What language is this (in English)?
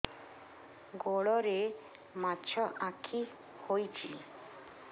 Odia